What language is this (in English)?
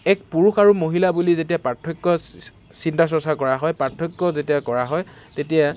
Assamese